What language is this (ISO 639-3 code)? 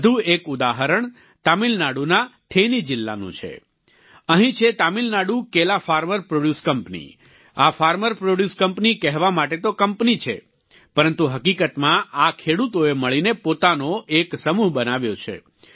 guj